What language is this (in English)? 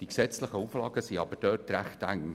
Swiss German